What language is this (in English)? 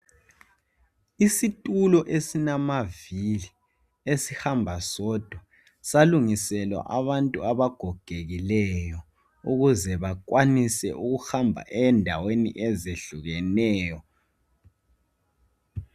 North Ndebele